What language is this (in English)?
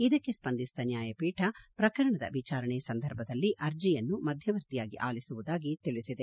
Kannada